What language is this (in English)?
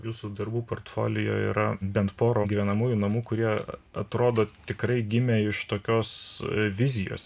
Lithuanian